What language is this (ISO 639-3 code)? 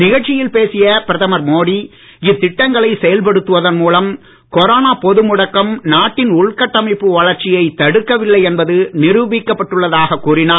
tam